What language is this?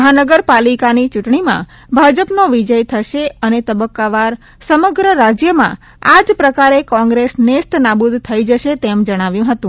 Gujarati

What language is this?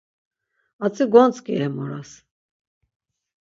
Laz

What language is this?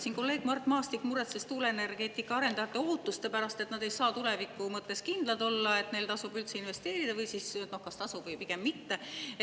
Estonian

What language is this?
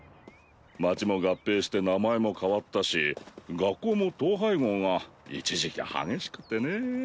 Japanese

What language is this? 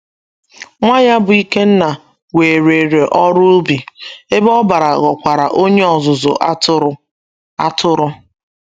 Igbo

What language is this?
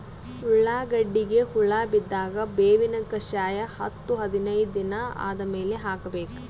Kannada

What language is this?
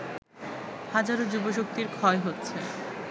Bangla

